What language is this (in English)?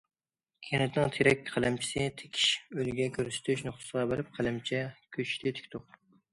Uyghur